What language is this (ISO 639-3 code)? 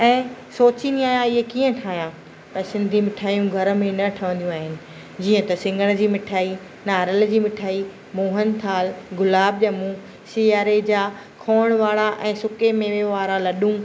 snd